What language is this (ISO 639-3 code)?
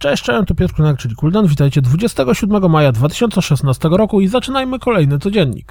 pol